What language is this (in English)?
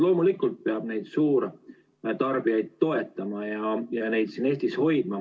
Estonian